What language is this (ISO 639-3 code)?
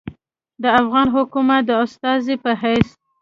pus